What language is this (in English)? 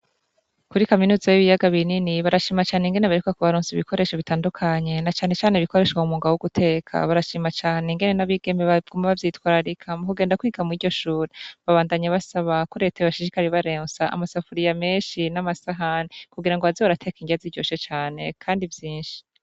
Rundi